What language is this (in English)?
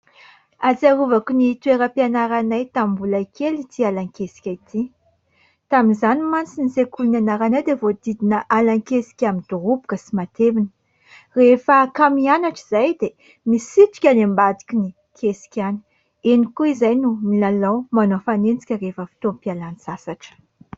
Malagasy